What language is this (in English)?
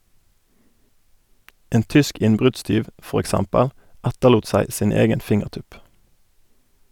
Norwegian